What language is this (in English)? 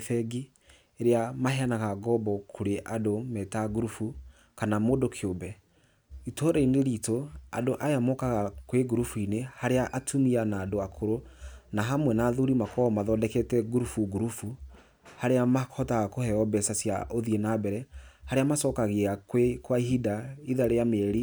Kikuyu